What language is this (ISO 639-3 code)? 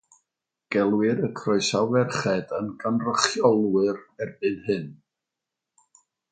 cym